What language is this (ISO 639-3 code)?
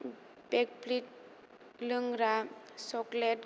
brx